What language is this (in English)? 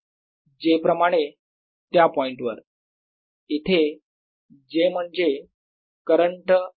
Marathi